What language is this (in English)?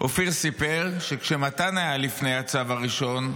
Hebrew